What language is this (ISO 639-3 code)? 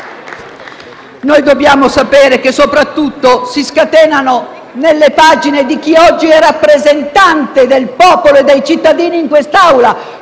ita